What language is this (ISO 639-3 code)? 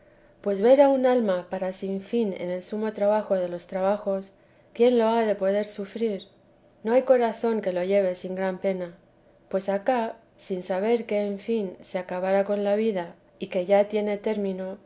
spa